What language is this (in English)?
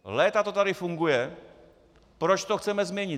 Czech